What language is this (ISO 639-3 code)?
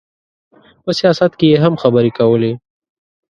pus